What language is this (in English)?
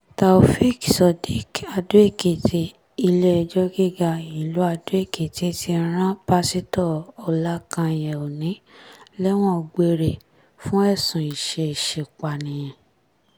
Yoruba